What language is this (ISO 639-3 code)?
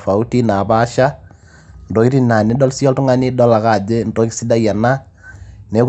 mas